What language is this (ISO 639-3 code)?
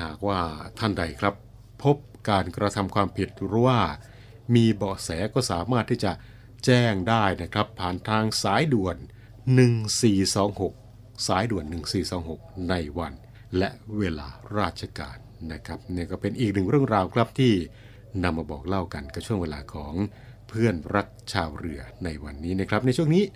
tha